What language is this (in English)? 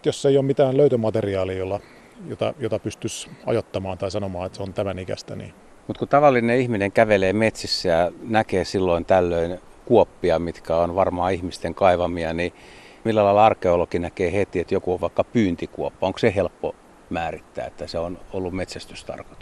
Finnish